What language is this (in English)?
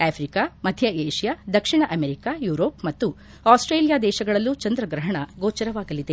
Kannada